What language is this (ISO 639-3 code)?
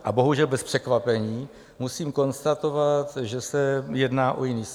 ces